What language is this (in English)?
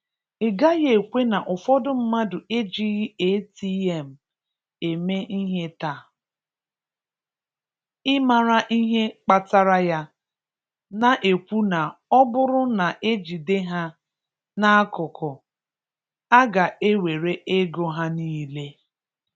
Igbo